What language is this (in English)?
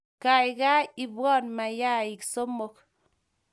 Kalenjin